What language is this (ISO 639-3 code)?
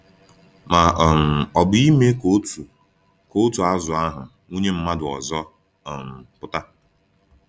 ibo